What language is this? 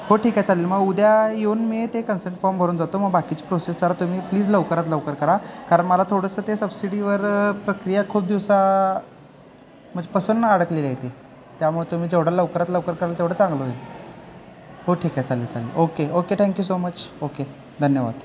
Marathi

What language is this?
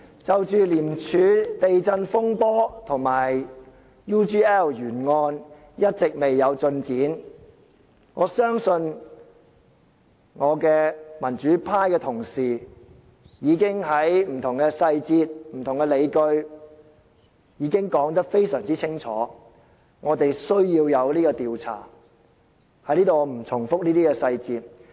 Cantonese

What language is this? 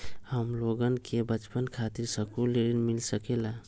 Magahi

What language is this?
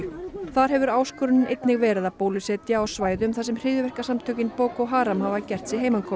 Icelandic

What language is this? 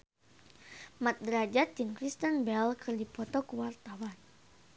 Sundanese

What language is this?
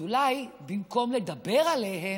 Hebrew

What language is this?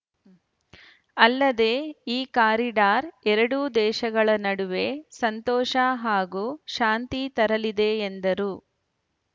Kannada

